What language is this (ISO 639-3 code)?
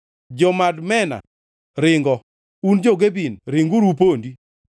luo